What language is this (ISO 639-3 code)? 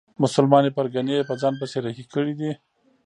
pus